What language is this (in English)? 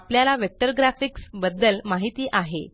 Marathi